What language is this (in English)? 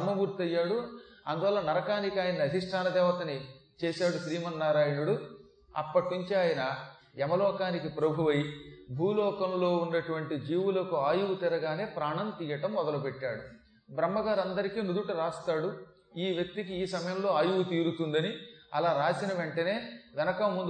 Telugu